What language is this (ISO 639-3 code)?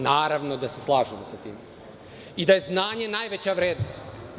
srp